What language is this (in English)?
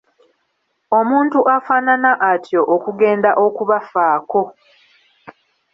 Ganda